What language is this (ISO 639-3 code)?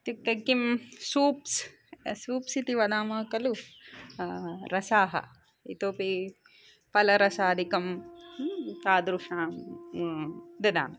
san